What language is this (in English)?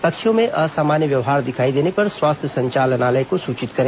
Hindi